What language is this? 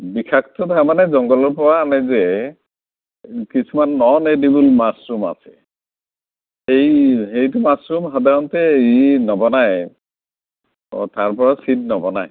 Assamese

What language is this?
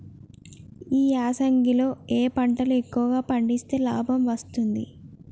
Telugu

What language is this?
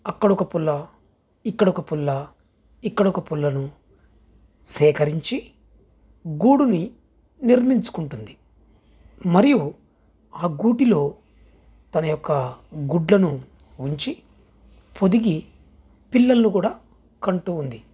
Telugu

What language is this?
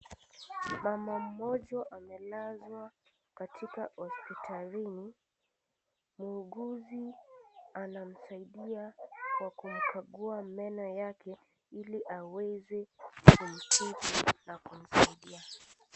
Swahili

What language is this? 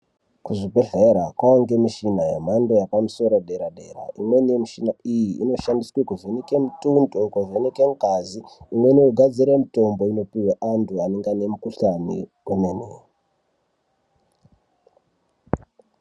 Ndau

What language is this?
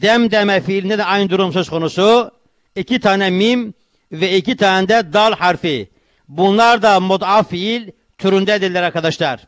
Turkish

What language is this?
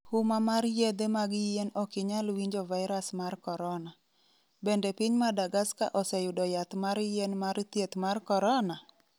Luo (Kenya and Tanzania)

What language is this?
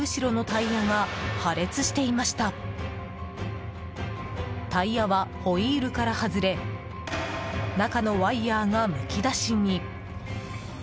Japanese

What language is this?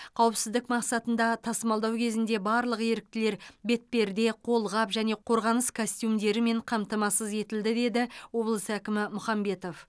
Kazakh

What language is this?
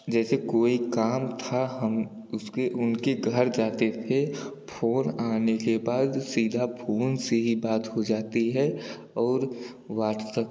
Hindi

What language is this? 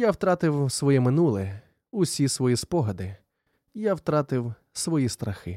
Ukrainian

